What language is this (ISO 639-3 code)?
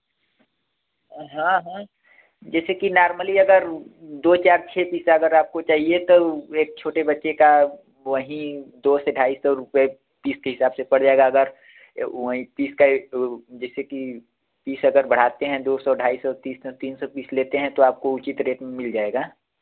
hin